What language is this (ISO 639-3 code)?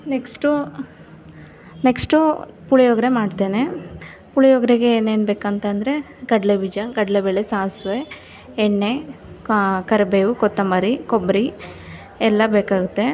kan